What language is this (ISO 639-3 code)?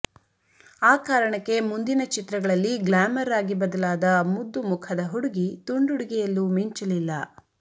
kan